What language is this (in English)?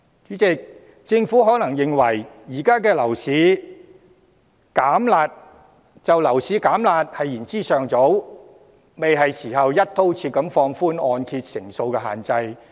Cantonese